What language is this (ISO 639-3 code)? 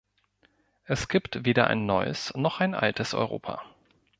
deu